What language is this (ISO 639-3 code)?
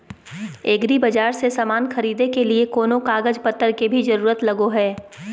mag